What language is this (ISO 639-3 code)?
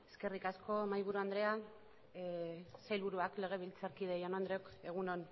eus